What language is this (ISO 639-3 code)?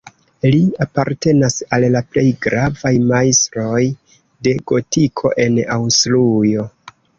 epo